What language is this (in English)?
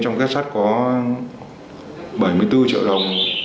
Vietnamese